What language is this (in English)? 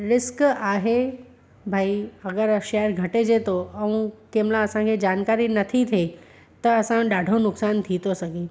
Sindhi